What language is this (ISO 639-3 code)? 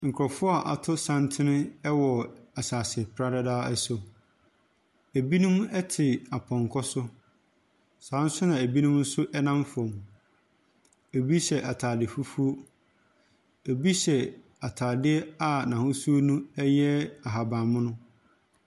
aka